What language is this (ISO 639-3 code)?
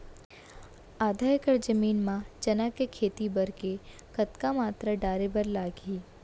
hne